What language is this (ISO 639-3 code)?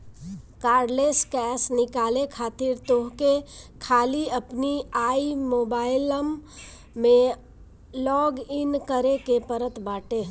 bho